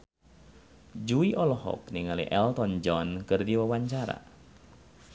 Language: Sundanese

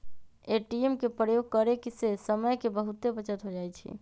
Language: Magahi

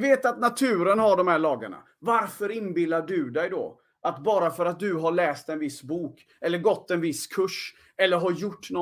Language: Swedish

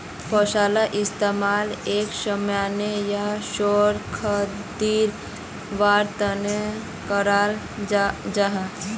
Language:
Magahi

